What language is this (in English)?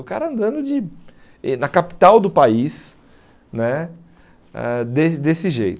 Portuguese